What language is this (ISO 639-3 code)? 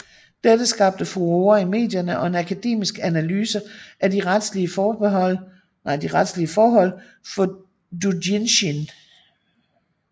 dan